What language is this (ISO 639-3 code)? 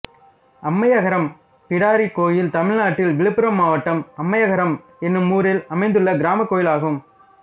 tam